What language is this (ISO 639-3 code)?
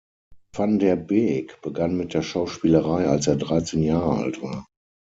deu